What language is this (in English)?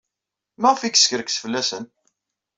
Kabyle